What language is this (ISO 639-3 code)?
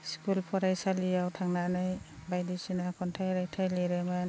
brx